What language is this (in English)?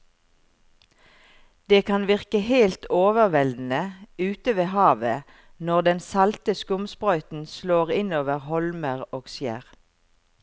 Norwegian